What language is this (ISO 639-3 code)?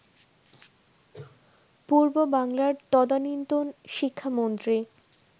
ben